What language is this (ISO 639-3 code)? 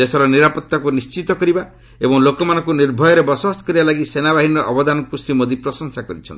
ori